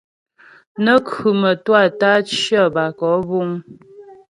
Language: Ghomala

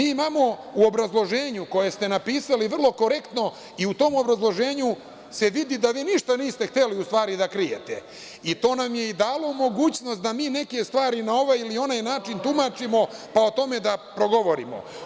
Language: Serbian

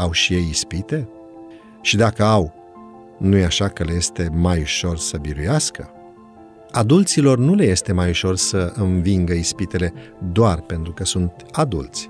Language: Romanian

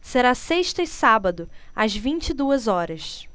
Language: Portuguese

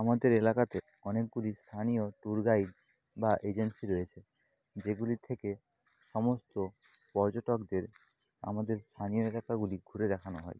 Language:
Bangla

